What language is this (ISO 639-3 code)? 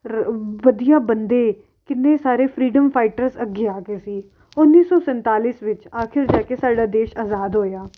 pan